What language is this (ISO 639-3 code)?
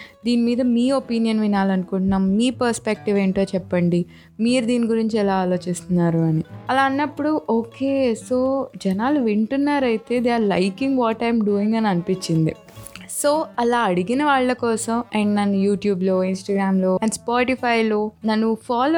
tel